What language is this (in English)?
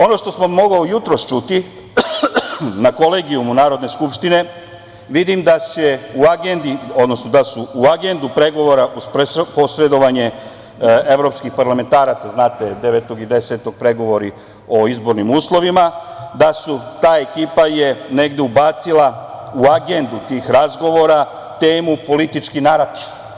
Serbian